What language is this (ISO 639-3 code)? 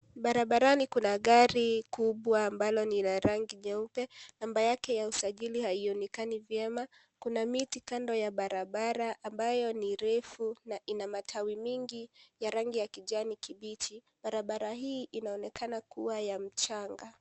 swa